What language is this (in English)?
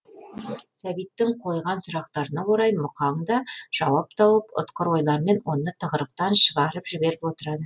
Kazakh